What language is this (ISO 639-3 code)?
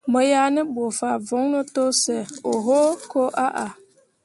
mua